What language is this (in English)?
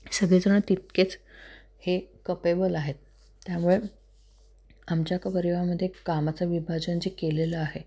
Marathi